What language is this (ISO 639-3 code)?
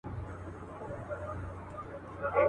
pus